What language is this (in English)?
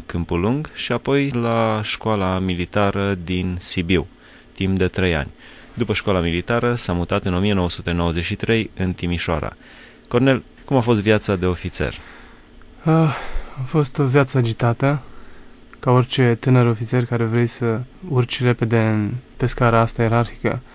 Romanian